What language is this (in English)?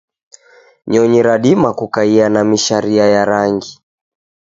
Taita